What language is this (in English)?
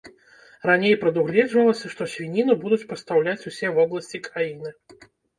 Belarusian